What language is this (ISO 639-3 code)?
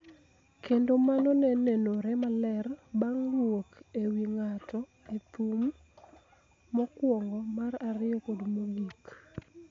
luo